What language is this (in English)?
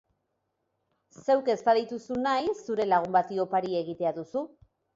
Basque